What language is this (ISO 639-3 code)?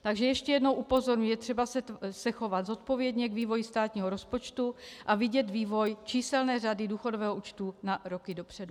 ces